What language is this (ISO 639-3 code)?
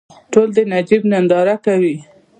pus